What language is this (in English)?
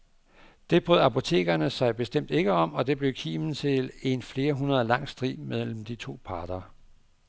Danish